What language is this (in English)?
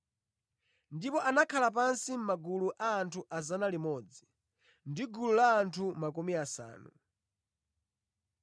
Nyanja